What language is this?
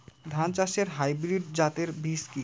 Bangla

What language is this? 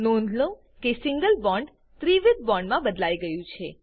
Gujarati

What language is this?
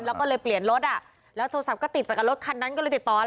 Thai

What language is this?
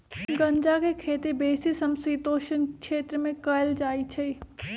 Magahi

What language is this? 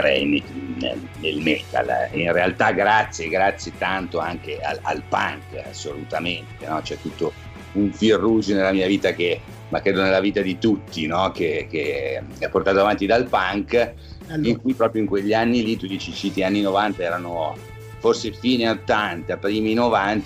Italian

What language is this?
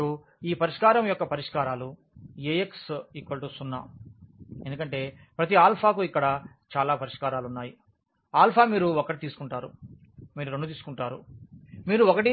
Telugu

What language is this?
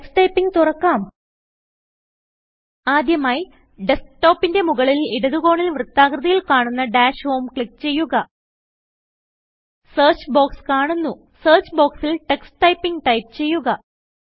Malayalam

